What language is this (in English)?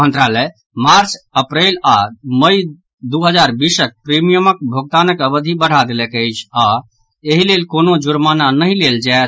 Maithili